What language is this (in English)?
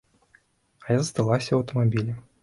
Belarusian